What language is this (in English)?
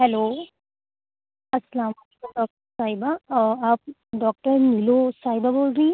Urdu